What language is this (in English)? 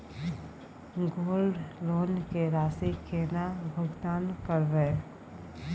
Maithili